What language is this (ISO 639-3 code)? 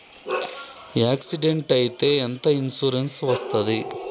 tel